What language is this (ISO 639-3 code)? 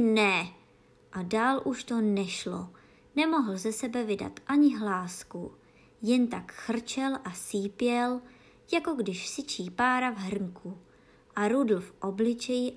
ces